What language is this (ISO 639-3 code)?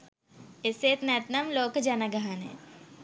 sin